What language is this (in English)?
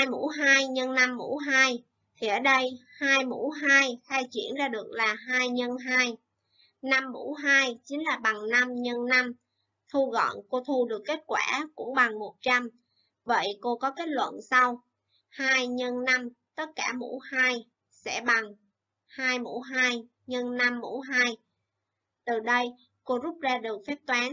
Vietnamese